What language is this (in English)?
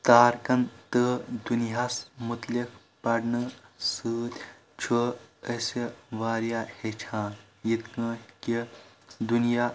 Kashmiri